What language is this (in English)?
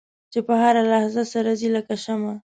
Pashto